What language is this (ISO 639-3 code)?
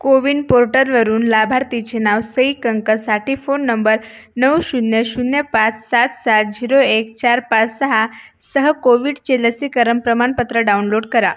mar